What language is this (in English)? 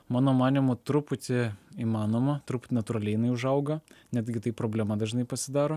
Lithuanian